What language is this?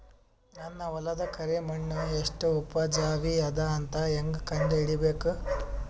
Kannada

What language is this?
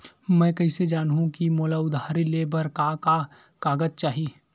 Chhattisgarhi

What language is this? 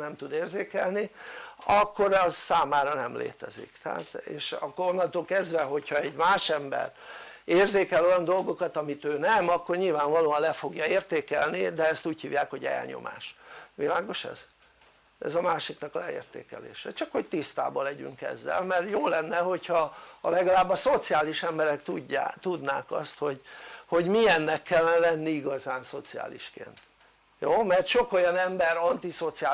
Hungarian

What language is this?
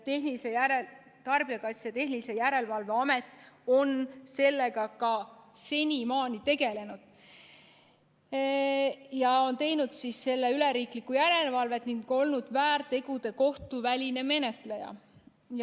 Estonian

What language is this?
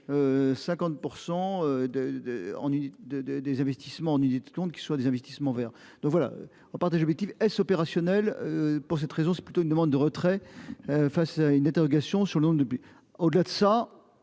French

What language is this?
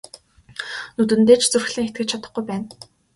Mongolian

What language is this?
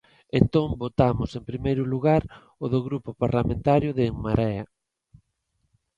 Galician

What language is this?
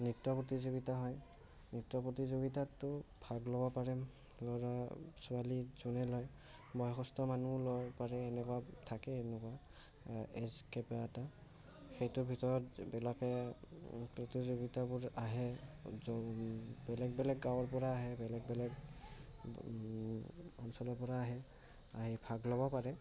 Assamese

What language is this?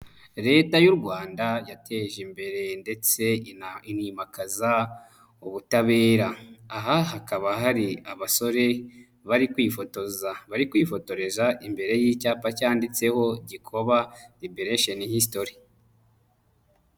Kinyarwanda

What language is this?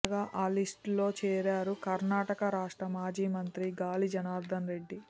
Telugu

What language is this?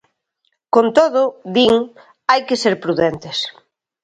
Galician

